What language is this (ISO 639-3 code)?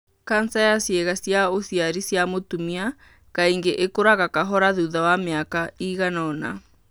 kik